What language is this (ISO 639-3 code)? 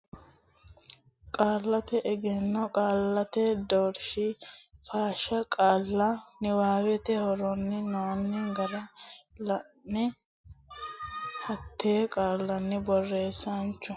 sid